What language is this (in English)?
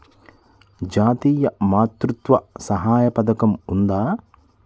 Telugu